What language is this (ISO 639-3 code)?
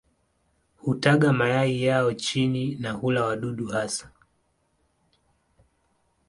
swa